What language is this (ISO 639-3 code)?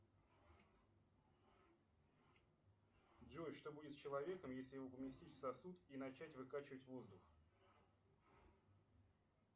rus